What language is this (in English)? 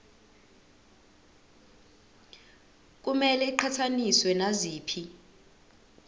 Zulu